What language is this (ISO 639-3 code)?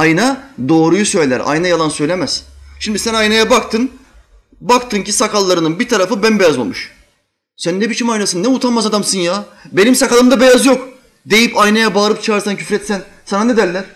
tur